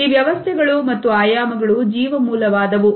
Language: Kannada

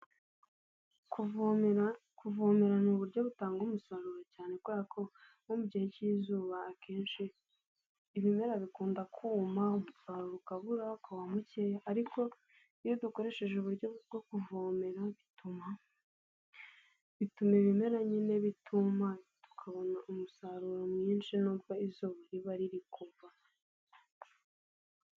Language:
Kinyarwanda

